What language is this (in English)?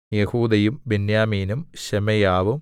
Malayalam